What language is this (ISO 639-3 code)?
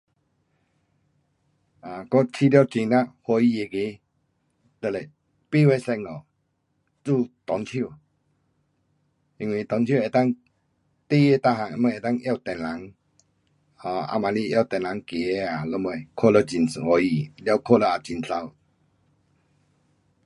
cpx